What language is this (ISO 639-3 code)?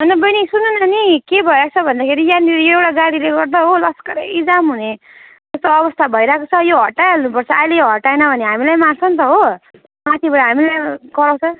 nep